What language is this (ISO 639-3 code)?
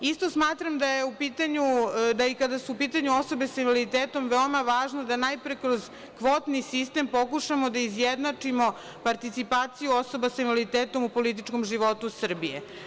srp